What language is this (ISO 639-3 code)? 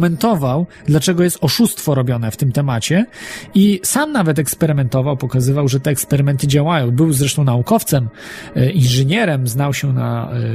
pol